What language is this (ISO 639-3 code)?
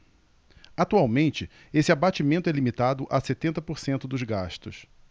por